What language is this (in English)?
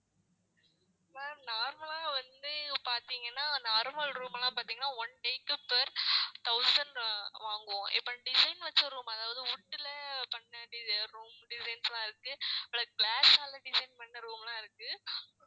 Tamil